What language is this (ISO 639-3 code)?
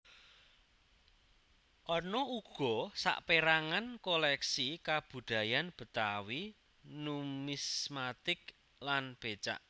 jav